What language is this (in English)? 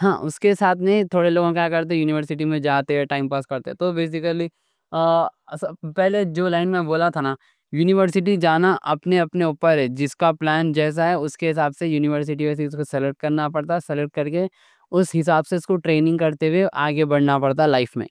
Deccan